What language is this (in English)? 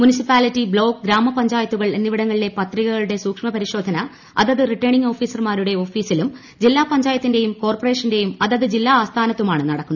Malayalam